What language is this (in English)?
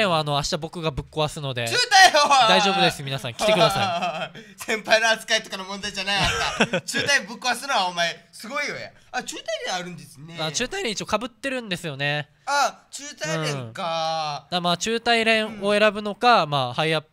Japanese